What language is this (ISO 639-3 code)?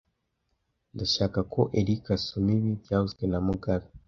kin